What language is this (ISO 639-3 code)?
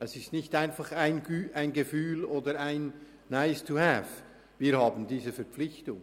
gsw